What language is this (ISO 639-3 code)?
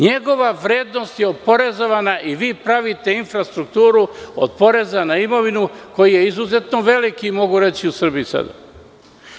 srp